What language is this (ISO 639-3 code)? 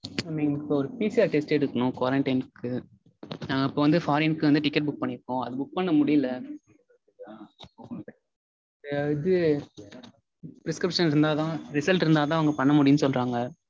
tam